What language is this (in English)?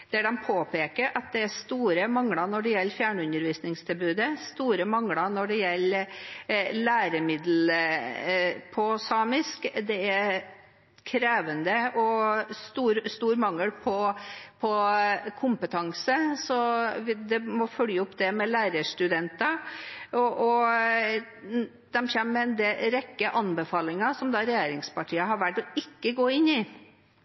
Norwegian Bokmål